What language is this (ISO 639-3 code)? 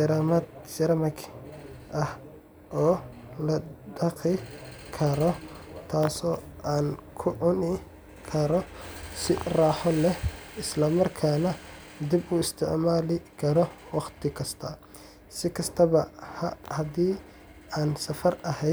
som